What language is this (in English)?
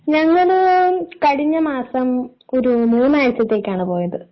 Malayalam